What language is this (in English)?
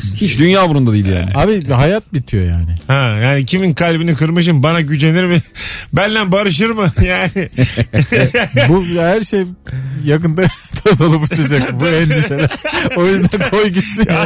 Turkish